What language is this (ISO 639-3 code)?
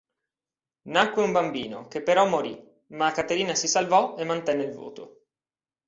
ita